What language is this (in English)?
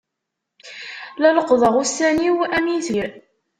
Kabyle